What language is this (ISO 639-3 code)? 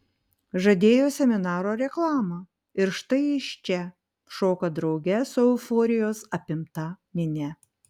lit